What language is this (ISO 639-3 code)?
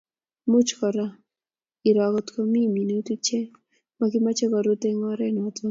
kln